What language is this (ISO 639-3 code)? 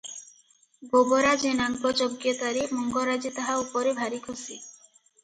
ori